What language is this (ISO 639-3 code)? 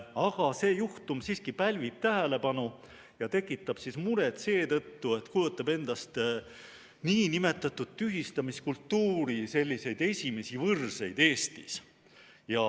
est